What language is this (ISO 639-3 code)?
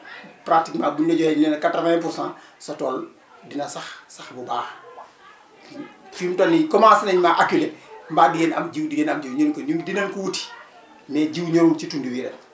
wol